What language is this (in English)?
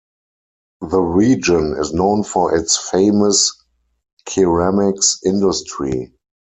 English